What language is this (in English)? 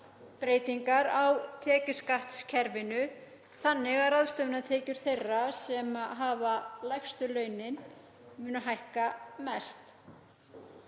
Icelandic